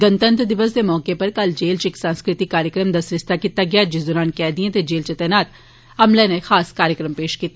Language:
Dogri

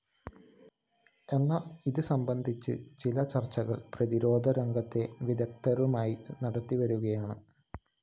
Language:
Malayalam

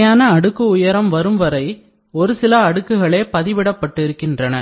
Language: Tamil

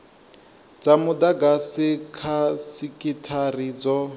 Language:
Venda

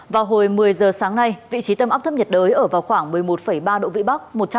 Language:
Vietnamese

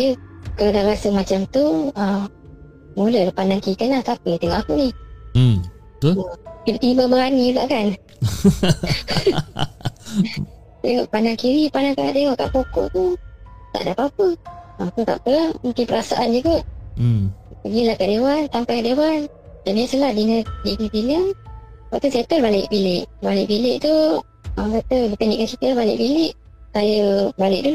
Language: Malay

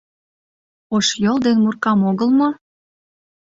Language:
Mari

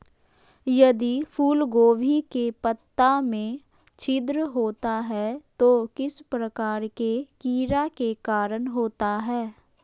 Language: Magahi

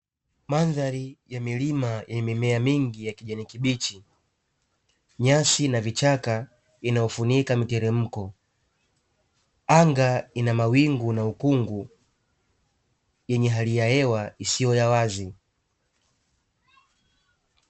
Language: Swahili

